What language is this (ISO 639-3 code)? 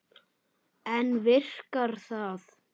isl